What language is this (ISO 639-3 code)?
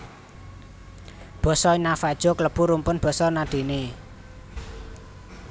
jav